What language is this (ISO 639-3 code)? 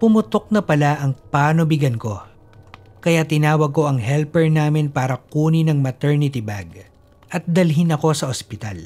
fil